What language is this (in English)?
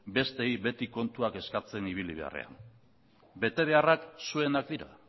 Basque